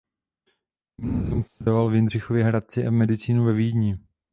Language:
Czech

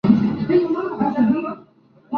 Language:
Spanish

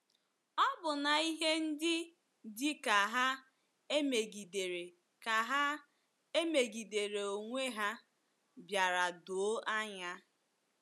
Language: Igbo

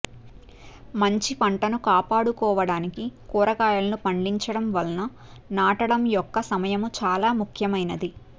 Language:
Telugu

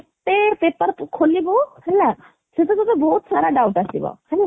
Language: Odia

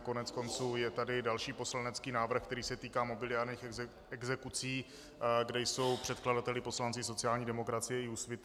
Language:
Czech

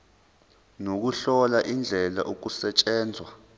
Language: Zulu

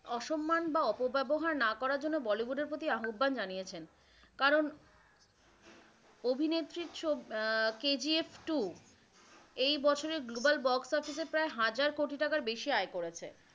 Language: Bangla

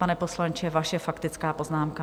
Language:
Czech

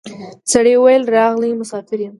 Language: Pashto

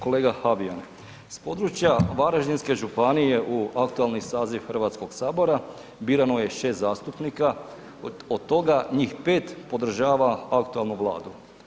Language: Croatian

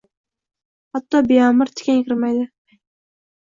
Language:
Uzbek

